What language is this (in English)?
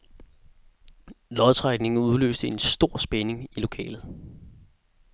Danish